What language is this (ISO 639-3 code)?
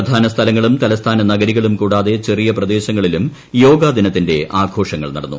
mal